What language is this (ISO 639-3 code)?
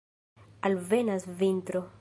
epo